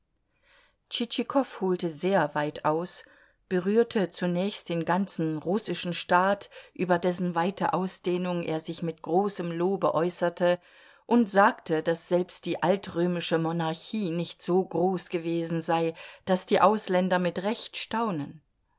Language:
German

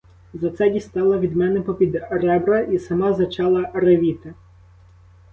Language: Ukrainian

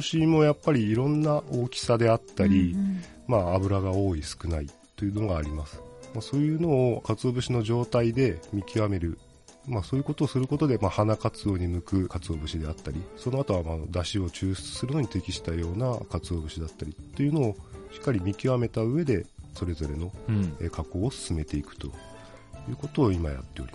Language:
Japanese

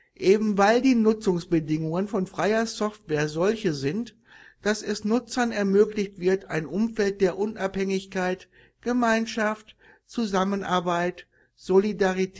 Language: German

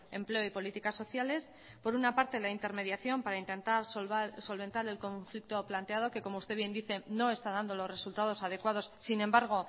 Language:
Spanish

